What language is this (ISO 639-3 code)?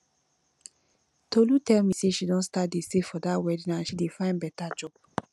pcm